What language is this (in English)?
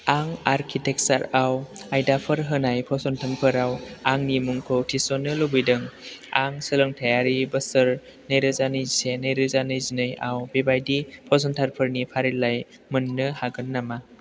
Bodo